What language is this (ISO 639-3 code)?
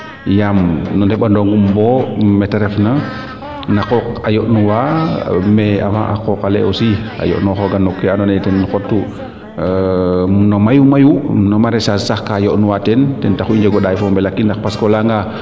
srr